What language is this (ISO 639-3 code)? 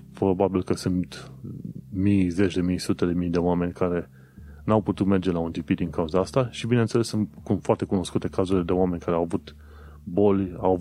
ron